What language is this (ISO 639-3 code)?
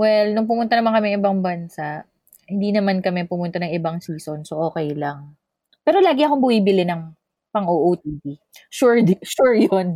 fil